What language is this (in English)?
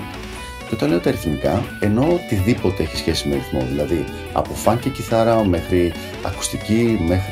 Greek